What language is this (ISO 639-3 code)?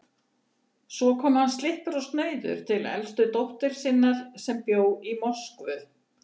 isl